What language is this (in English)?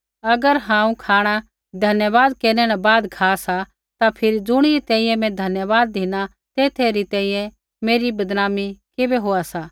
Kullu Pahari